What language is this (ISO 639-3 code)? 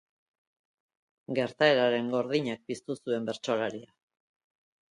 eus